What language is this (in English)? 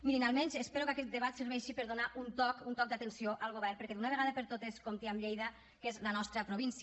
Catalan